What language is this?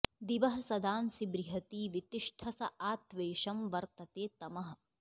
Sanskrit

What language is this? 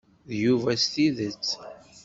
Kabyle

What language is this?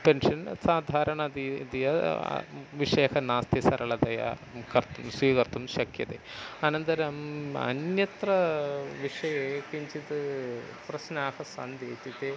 Sanskrit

